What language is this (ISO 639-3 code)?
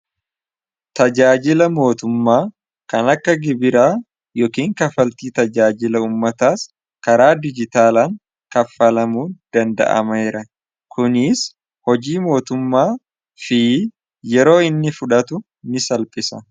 orm